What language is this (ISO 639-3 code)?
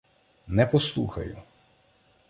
ukr